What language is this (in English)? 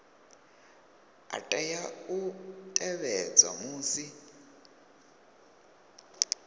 Venda